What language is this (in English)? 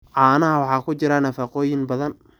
Somali